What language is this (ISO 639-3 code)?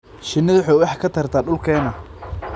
som